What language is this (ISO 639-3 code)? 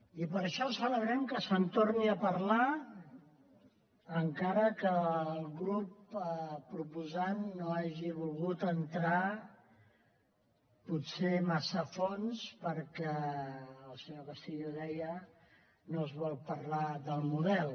cat